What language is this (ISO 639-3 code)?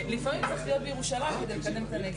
heb